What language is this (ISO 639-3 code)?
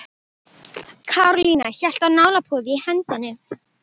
isl